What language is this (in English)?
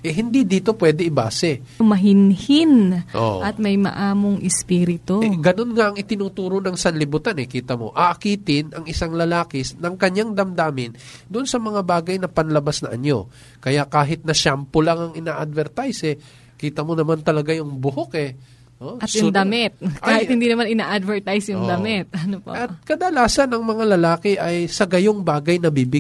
Filipino